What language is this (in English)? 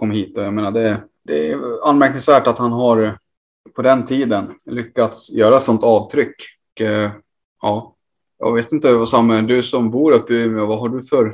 Swedish